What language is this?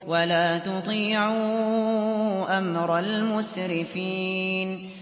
Arabic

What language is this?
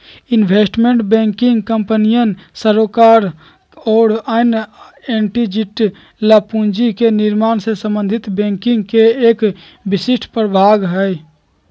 Magahi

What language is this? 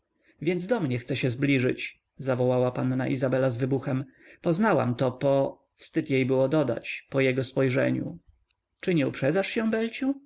Polish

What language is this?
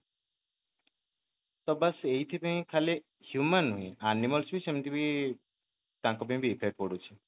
Odia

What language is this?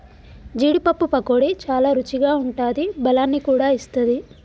Telugu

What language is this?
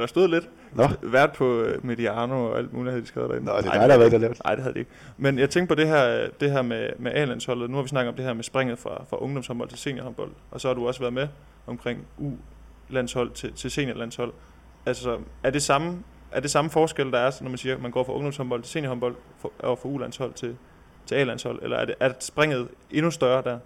Danish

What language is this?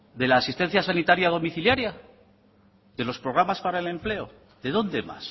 Spanish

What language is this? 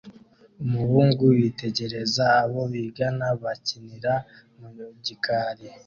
Kinyarwanda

